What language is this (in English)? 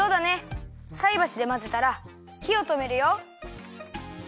Japanese